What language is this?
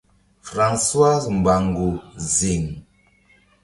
Mbum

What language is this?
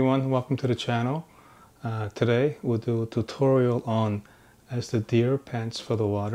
English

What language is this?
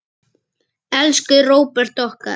Icelandic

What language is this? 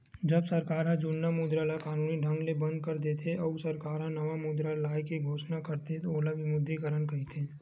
Chhattisgarhi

